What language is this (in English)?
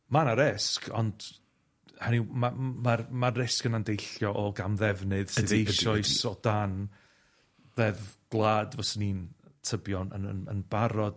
Welsh